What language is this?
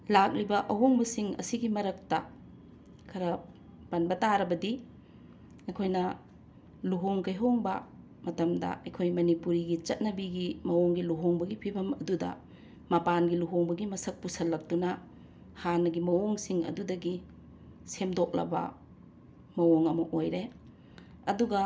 Manipuri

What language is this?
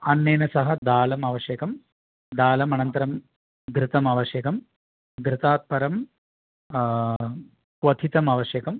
Sanskrit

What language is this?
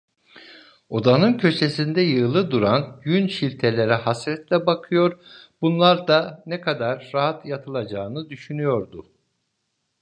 Turkish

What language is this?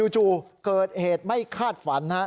Thai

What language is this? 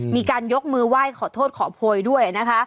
Thai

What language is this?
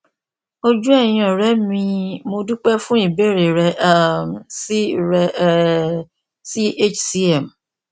Yoruba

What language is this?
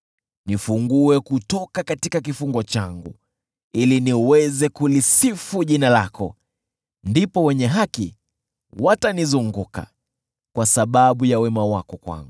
Swahili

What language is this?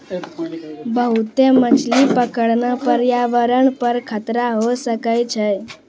Maithili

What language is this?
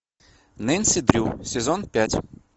Russian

